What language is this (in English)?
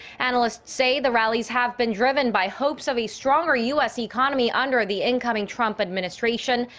English